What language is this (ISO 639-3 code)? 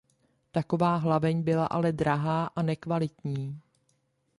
ces